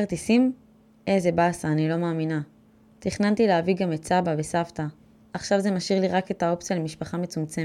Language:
Hebrew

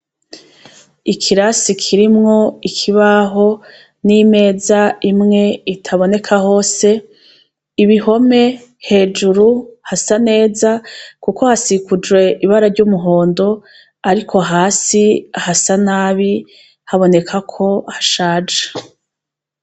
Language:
Rundi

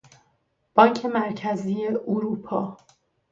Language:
Persian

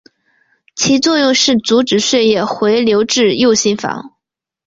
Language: Chinese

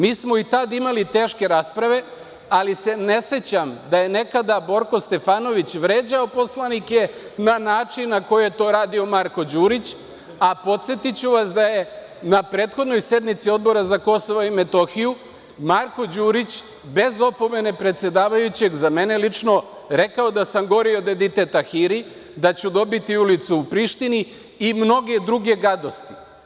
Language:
Serbian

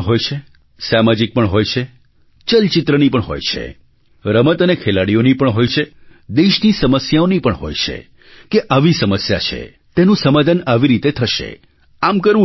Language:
Gujarati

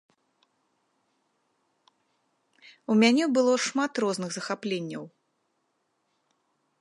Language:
Belarusian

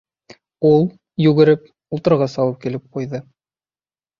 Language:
Bashkir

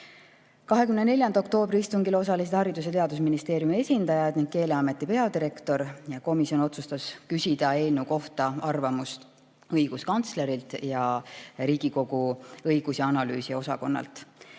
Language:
Estonian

